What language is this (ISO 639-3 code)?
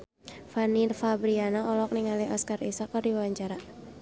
sun